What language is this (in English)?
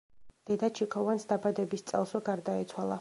Georgian